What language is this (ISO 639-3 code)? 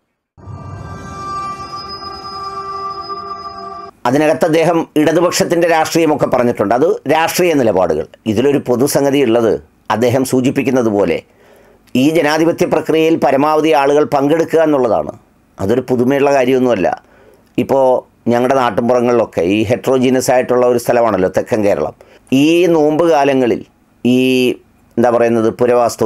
mal